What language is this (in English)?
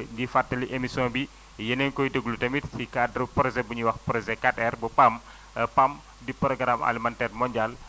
Wolof